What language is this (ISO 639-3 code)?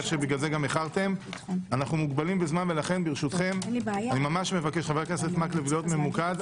heb